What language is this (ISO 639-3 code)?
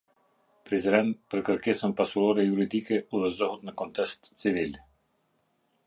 sqi